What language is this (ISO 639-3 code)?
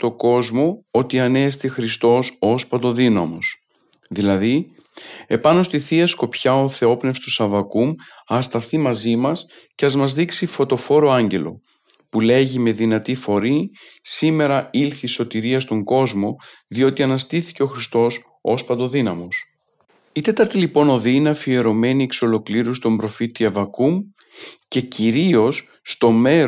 ell